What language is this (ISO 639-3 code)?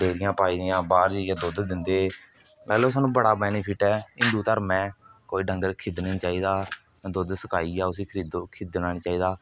doi